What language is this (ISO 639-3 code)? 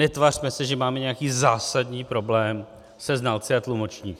ces